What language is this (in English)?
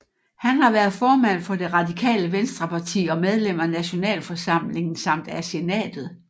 Danish